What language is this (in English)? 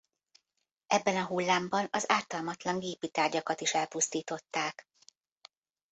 Hungarian